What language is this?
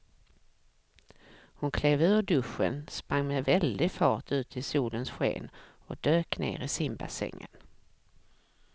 Swedish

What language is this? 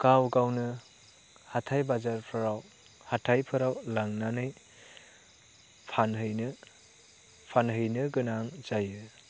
Bodo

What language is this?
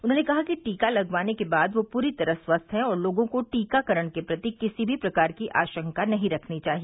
Hindi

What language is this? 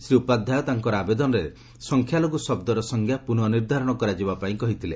Odia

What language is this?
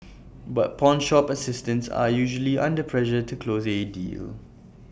English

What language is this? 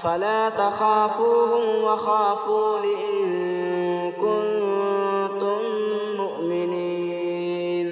Arabic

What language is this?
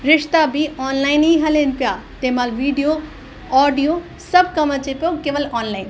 Sindhi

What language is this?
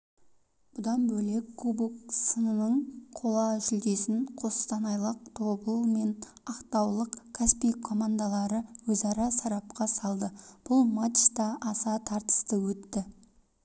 Kazakh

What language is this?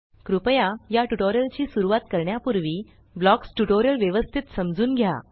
Marathi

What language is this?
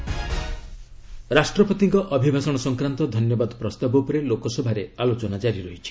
Odia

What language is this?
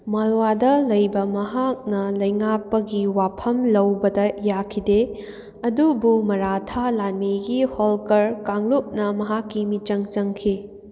Manipuri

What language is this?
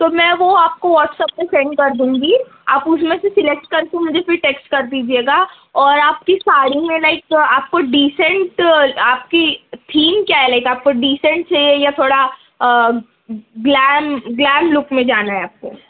Urdu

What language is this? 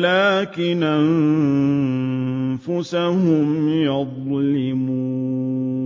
Arabic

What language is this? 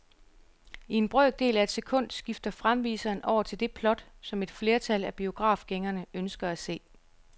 Danish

